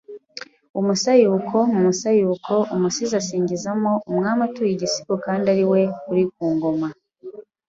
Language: Kinyarwanda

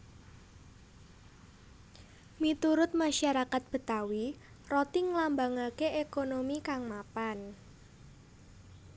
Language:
Javanese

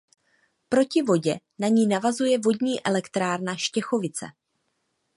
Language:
Czech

